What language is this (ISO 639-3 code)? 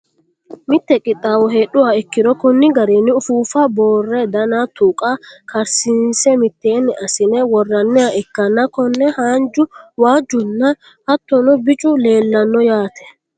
sid